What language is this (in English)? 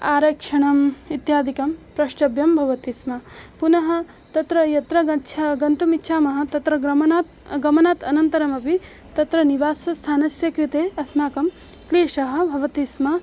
Sanskrit